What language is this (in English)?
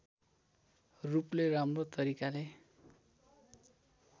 Nepali